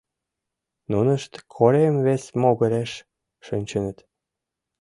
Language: Mari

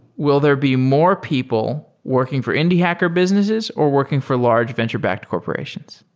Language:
English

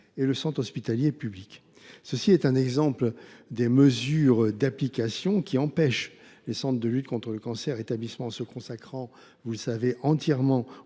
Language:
French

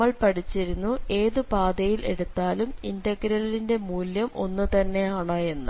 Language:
Malayalam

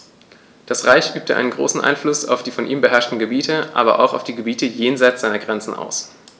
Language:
German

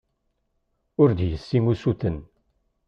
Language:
Kabyle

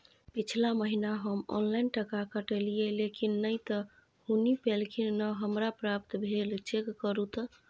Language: Maithili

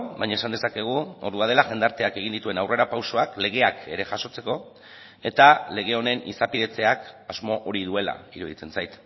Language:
Basque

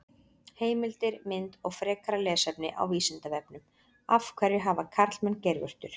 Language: Icelandic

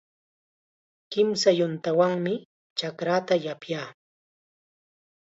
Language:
Chiquián Ancash Quechua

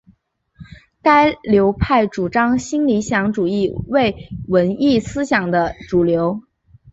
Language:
Chinese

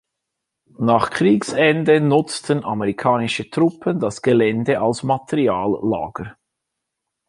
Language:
German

